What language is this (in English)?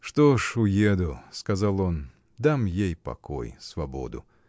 Russian